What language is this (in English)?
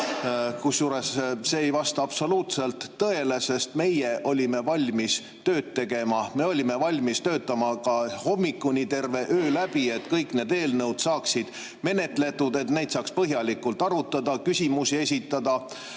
Estonian